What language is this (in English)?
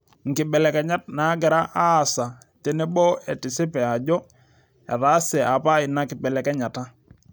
Masai